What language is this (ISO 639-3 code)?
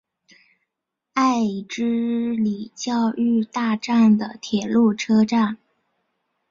zho